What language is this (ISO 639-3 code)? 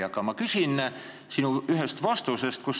est